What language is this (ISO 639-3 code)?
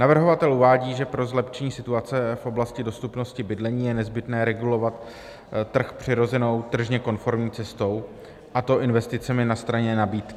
ces